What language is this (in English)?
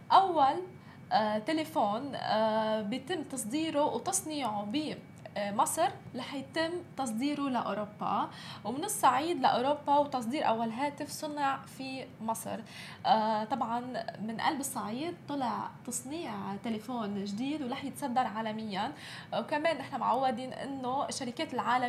Arabic